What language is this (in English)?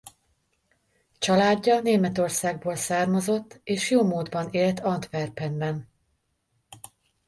Hungarian